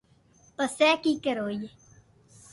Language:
Loarki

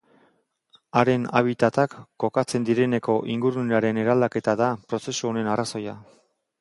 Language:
Basque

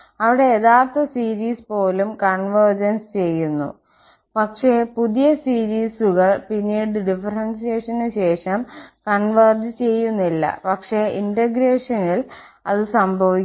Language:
Malayalam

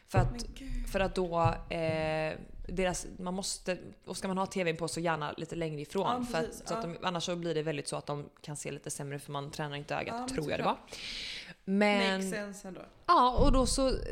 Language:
Swedish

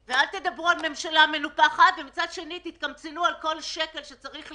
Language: Hebrew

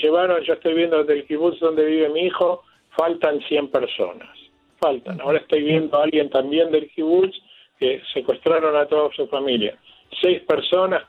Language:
Spanish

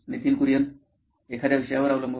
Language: Marathi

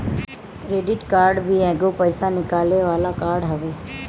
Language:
Bhojpuri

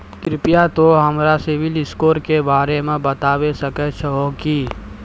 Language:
Maithili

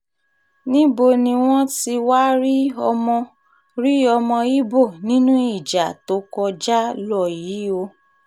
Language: Yoruba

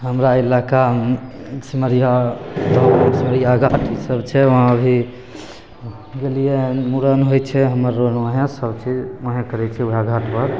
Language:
Maithili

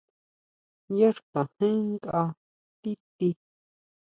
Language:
Huautla Mazatec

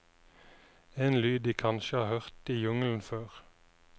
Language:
Norwegian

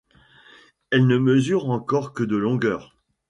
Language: French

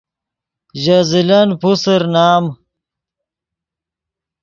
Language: Yidgha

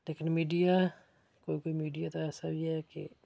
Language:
Dogri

